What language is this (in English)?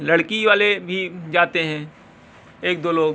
Urdu